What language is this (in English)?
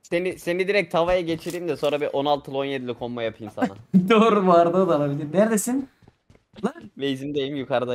Turkish